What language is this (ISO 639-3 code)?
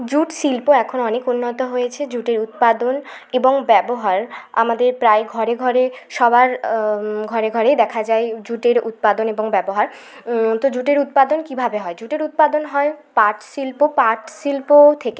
ben